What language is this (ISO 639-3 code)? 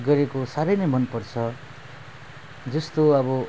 nep